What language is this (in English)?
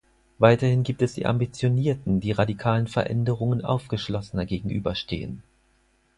German